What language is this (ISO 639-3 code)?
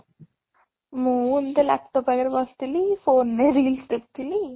ori